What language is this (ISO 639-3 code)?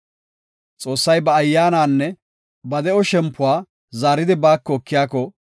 gof